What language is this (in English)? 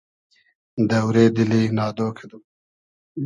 Hazaragi